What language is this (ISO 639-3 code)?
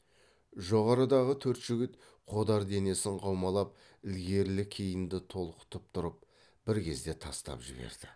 kaz